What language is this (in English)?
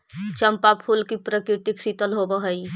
Magahi